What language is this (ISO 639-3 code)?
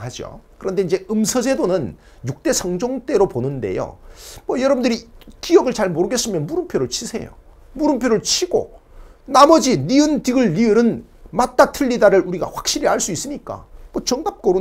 kor